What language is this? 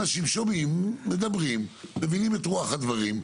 Hebrew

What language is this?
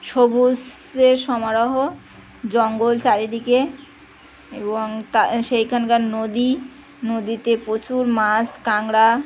Bangla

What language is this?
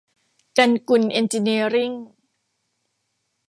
Thai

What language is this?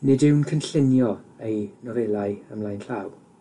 Welsh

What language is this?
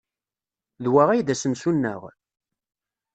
Kabyle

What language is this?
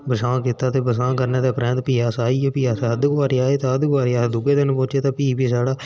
Dogri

